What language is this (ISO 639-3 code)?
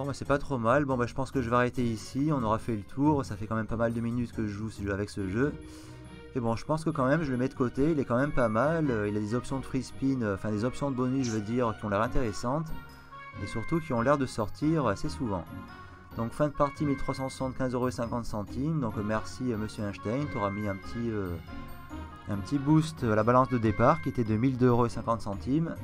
fra